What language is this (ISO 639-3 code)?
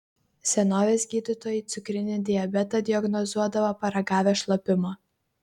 lit